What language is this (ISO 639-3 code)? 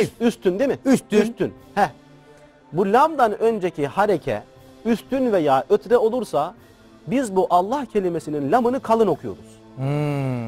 tur